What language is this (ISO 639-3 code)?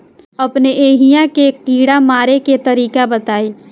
bho